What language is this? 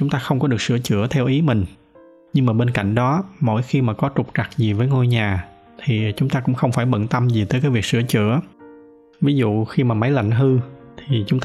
Vietnamese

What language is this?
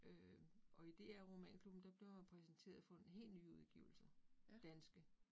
Danish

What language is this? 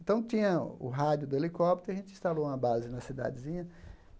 Portuguese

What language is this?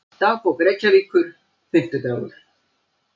Icelandic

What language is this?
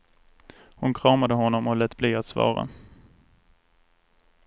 Swedish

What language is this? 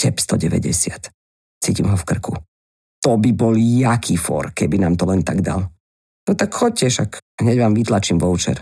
Slovak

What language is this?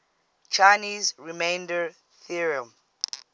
English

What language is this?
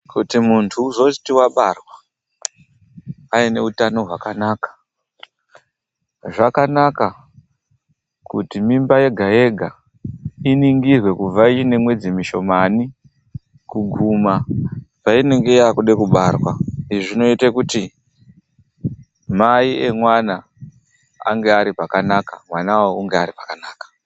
Ndau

